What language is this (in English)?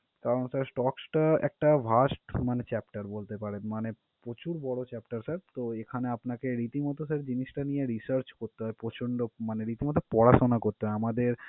Bangla